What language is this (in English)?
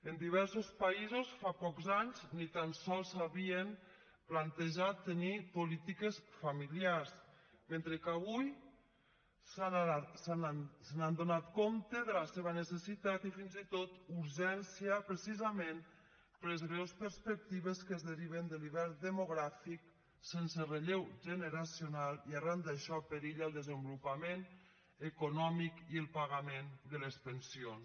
Catalan